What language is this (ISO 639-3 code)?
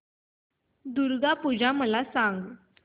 mar